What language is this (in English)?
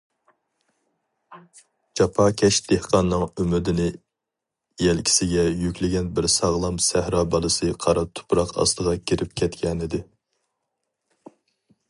Uyghur